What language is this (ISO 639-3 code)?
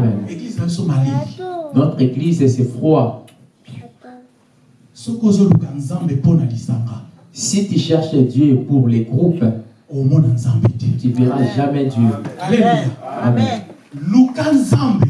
fra